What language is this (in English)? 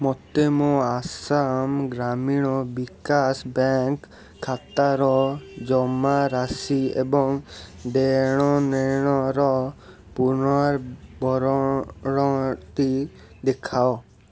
Odia